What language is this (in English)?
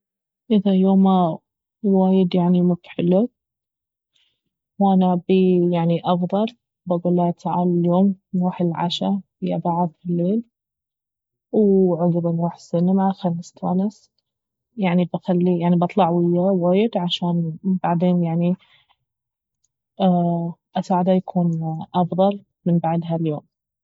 Baharna Arabic